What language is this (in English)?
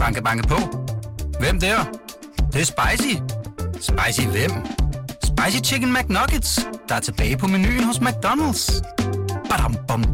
Danish